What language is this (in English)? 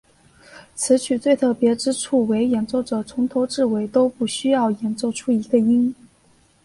Chinese